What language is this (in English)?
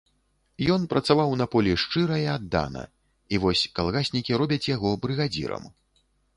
Belarusian